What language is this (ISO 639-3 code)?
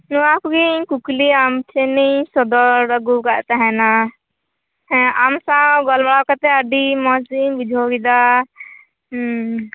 sat